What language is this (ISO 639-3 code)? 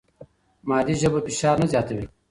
pus